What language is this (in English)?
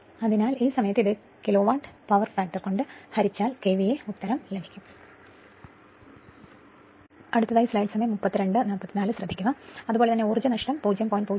Malayalam